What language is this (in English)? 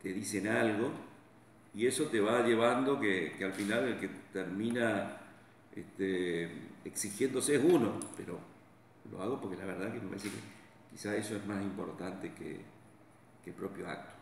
Spanish